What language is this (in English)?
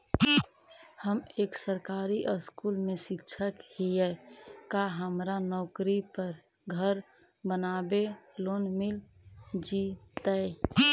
Magahi